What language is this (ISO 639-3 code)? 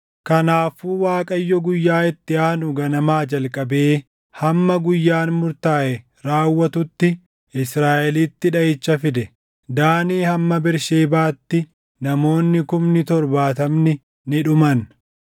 orm